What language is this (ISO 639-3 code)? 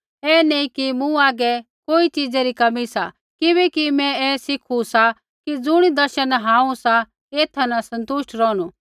kfx